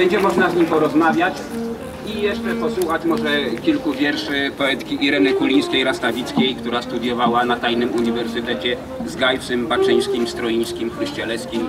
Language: Polish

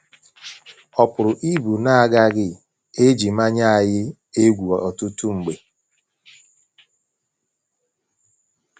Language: Igbo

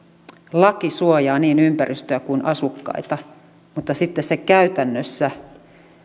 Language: Finnish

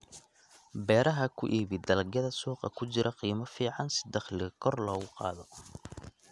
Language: Somali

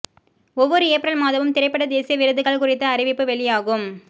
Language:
Tamil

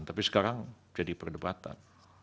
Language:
Indonesian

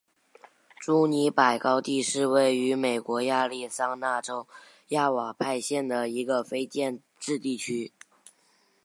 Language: Chinese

